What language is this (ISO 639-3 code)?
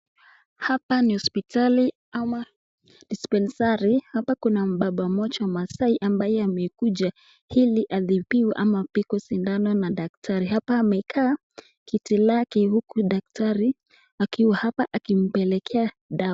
swa